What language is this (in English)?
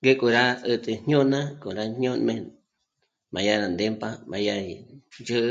Michoacán Mazahua